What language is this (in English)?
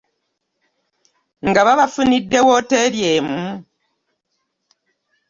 Ganda